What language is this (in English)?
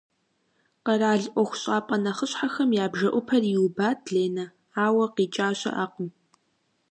Kabardian